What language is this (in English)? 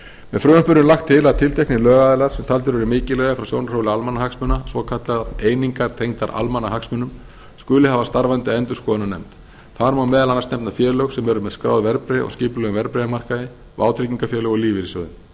Icelandic